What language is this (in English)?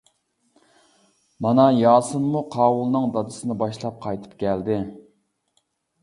Uyghur